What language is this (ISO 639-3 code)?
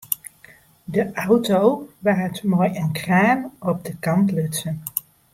fry